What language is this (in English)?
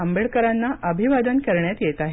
Marathi